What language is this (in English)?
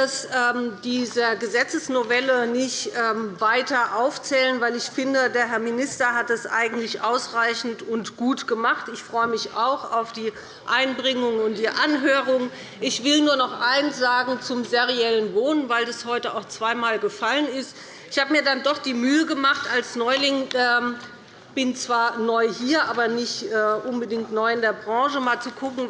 German